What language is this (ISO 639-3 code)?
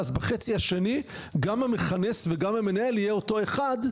heb